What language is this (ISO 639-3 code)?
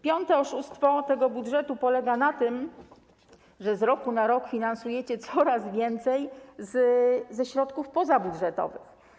pol